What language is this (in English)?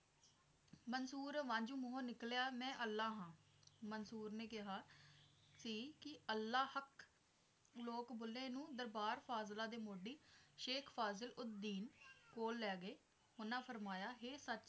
Punjabi